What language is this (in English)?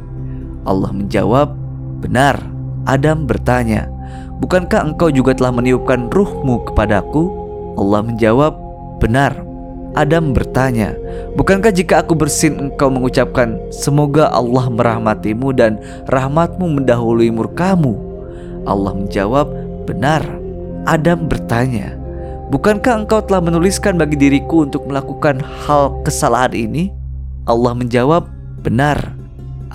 Indonesian